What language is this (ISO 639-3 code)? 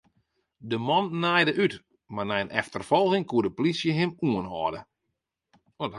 fry